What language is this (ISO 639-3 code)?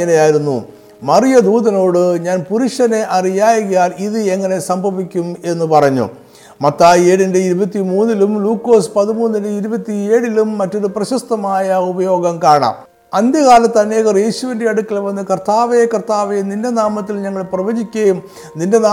mal